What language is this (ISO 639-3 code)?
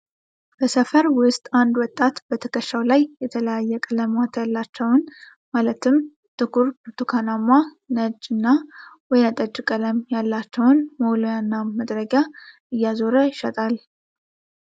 amh